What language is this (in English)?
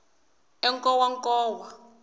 Tsonga